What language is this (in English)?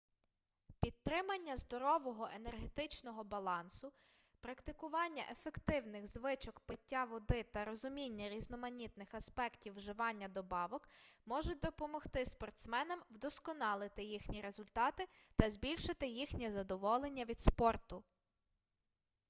Ukrainian